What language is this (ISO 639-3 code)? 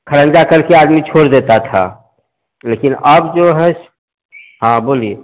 hin